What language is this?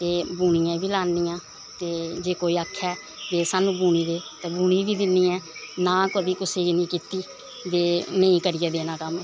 Dogri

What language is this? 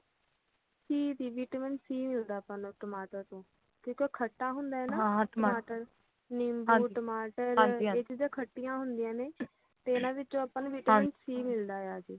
Punjabi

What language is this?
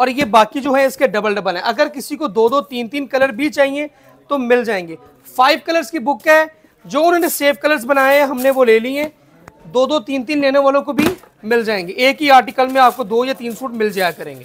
Hindi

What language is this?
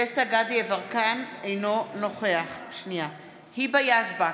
Hebrew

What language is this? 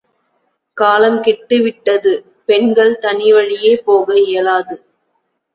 Tamil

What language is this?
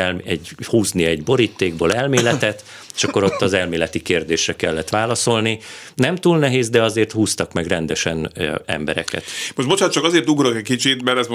Hungarian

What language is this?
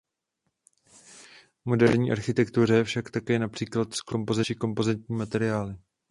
Czech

